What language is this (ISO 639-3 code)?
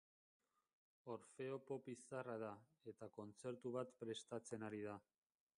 eus